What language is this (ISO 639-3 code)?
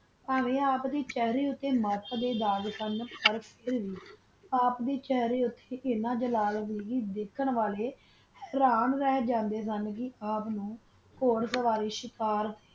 pan